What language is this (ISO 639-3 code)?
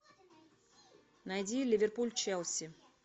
rus